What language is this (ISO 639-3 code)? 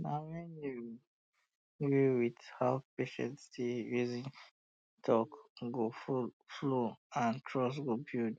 pcm